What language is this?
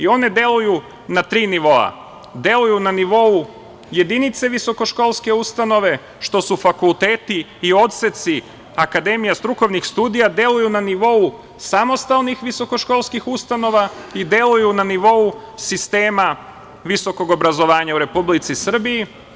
Serbian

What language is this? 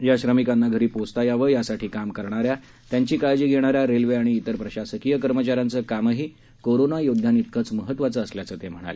Marathi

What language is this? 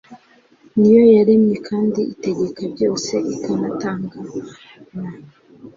Kinyarwanda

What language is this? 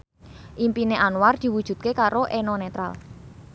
Javanese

